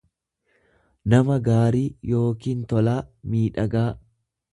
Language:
Oromo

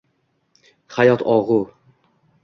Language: Uzbek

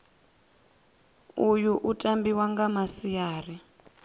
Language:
Venda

